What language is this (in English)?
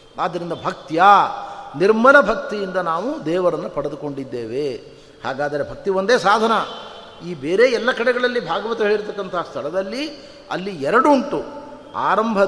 Kannada